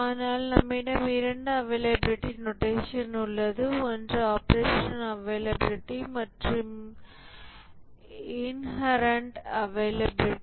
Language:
Tamil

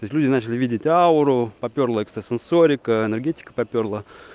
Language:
Russian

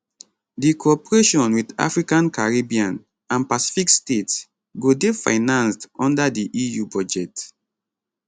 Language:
Nigerian Pidgin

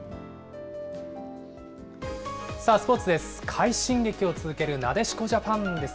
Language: Japanese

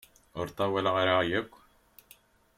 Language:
Kabyle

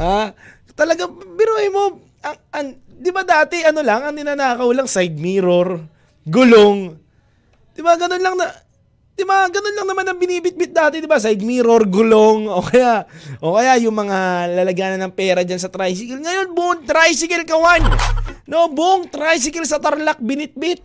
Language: Filipino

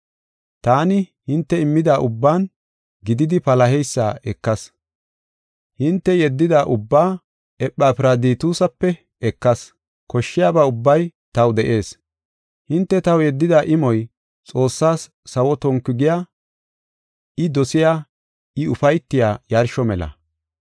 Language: Gofa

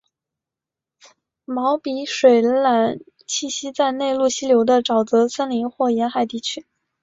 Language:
Chinese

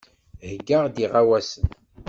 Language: Kabyle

